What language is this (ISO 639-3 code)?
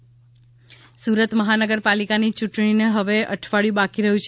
guj